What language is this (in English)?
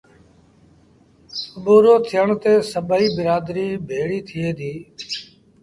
Sindhi Bhil